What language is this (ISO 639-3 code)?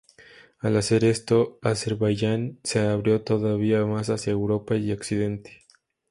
spa